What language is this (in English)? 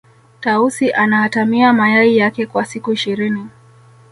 Swahili